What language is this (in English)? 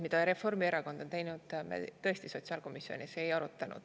Estonian